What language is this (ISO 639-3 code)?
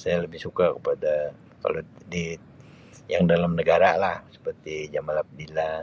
msi